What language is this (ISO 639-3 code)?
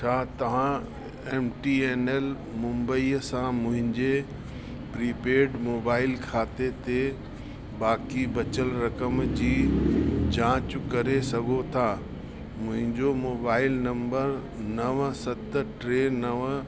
snd